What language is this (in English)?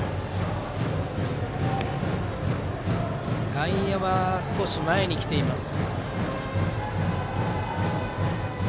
Japanese